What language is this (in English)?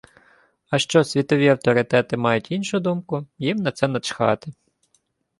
Ukrainian